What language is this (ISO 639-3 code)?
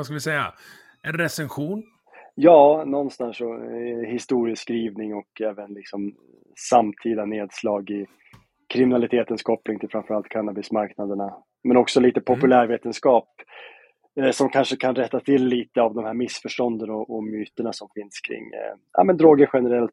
swe